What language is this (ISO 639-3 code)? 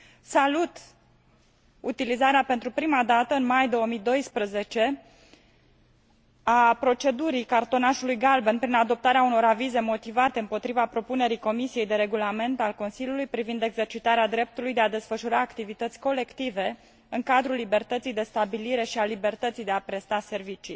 ron